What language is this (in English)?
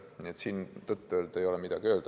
Estonian